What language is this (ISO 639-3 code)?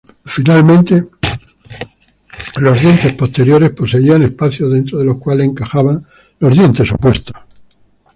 spa